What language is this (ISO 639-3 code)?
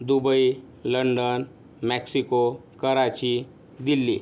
mar